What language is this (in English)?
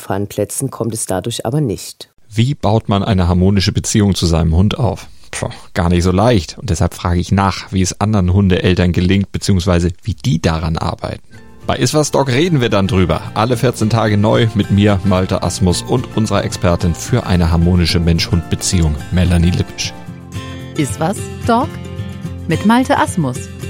German